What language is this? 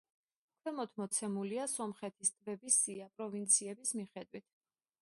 Georgian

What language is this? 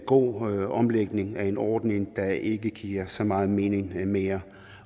Danish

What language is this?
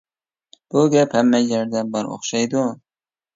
Uyghur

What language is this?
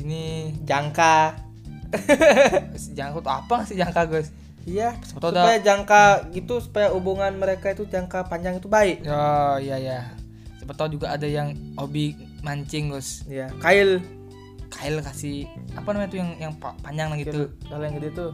Indonesian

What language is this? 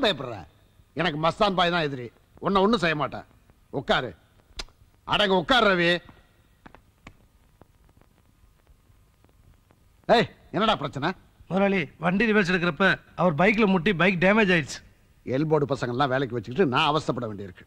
Korean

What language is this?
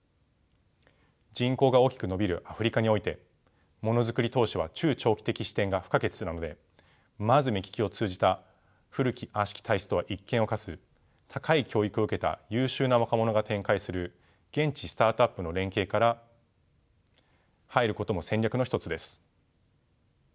Japanese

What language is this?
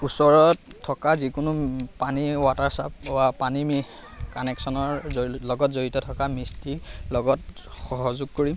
Assamese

